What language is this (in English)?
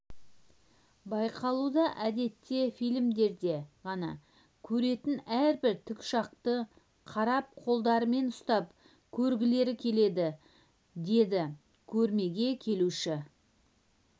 Kazakh